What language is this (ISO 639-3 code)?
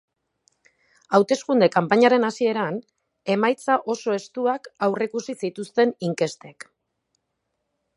eus